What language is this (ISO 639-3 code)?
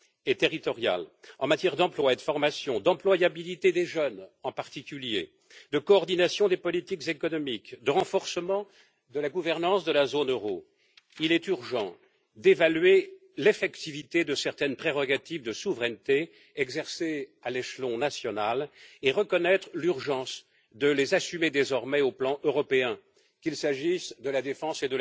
fra